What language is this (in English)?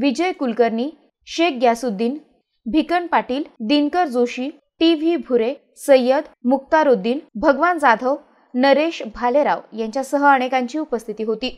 Romanian